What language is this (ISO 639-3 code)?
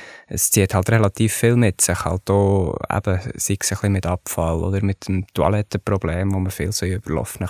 deu